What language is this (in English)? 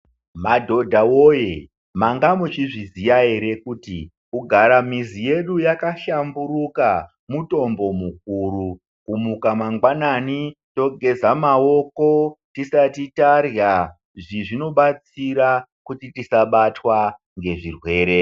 Ndau